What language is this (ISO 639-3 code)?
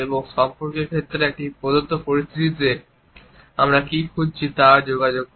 ben